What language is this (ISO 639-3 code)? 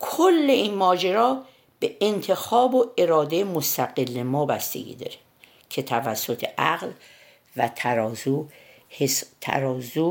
fas